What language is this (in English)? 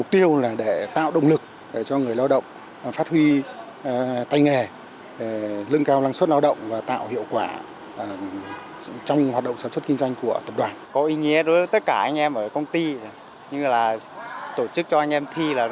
Vietnamese